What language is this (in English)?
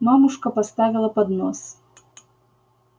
Russian